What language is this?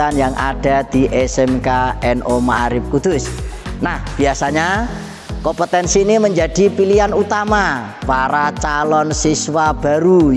Indonesian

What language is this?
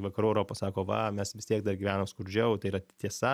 Lithuanian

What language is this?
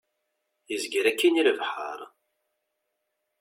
Kabyle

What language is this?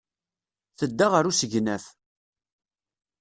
Kabyle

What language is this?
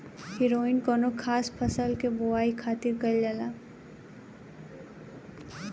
Bhojpuri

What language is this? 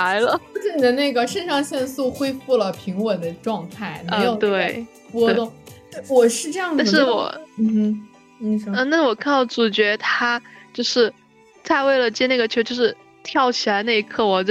Chinese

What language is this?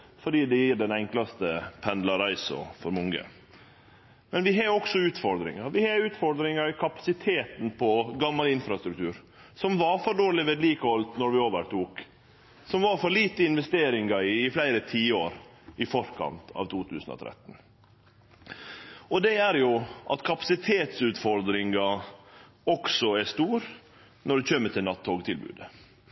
Norwegian Nynorsk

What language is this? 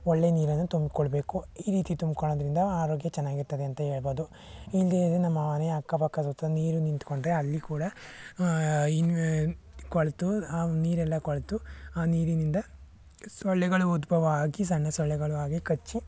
Kannada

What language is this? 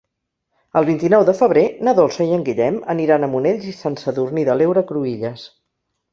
Catalan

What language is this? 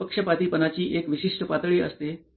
Marathi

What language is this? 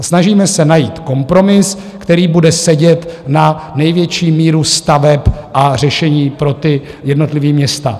Czech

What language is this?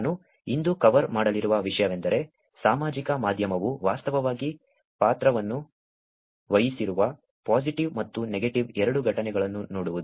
Kannada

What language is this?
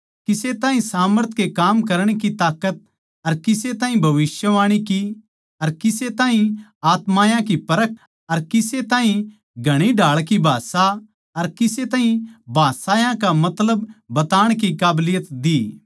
Haryanvi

